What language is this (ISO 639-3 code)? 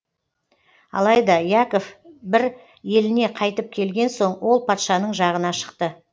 kaz